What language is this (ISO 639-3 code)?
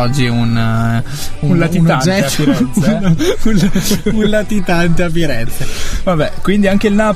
ita